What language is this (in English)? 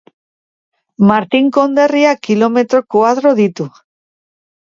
Basque